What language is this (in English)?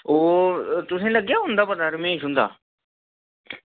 Dogri